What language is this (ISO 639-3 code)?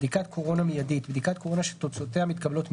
heb